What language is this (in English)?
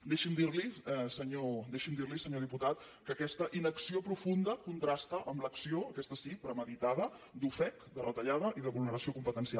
Catalan